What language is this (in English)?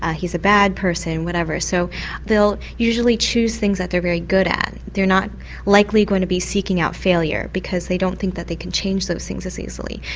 English